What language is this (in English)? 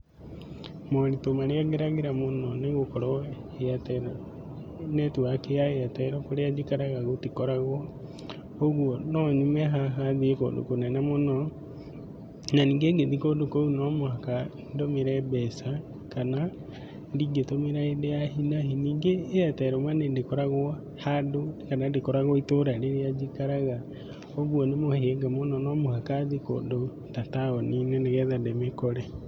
Kikuyu